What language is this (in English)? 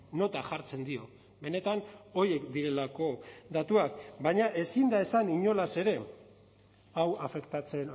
Basque